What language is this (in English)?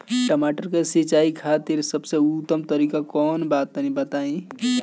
Bhojpuri